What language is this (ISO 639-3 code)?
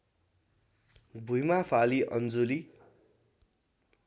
nep